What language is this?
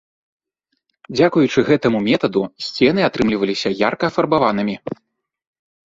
Belarusian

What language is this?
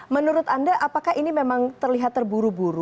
Indonesian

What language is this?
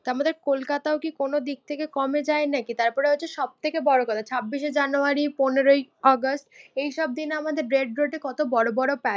Bangla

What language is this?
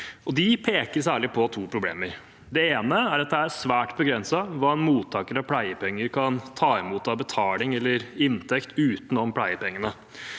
Norwegian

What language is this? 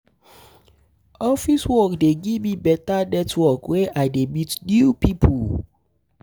Nigerian Pidgin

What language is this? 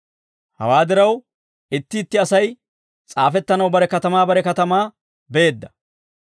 Dawro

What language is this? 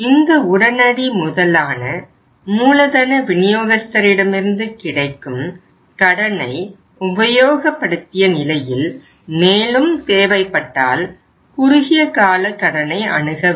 Tamil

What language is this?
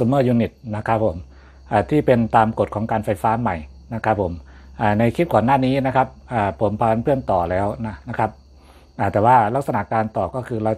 Thai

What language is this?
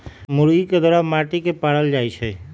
Magahi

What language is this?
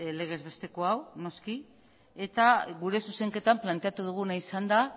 Basque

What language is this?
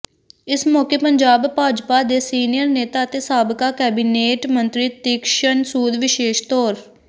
Punjabi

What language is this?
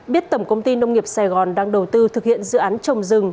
Vietnamese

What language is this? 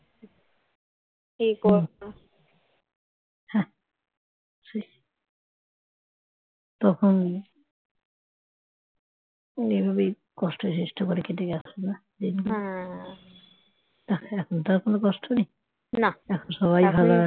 Bangla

